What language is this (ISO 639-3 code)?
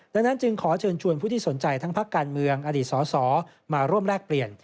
tha